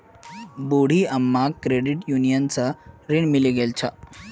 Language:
Magahi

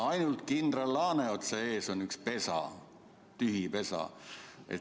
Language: Estonian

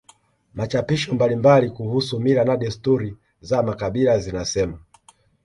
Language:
Swahili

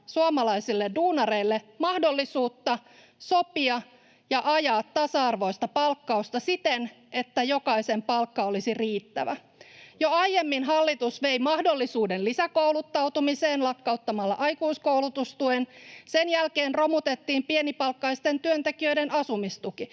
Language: Finnish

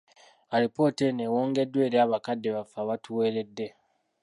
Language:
Ganda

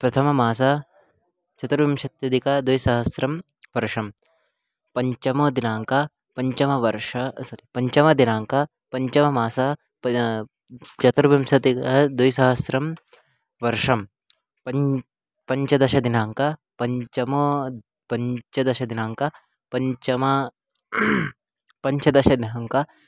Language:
Sanskrit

